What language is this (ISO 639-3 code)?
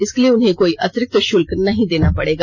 hin